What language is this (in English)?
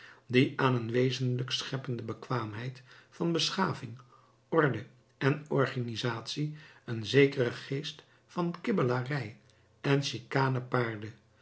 Dutch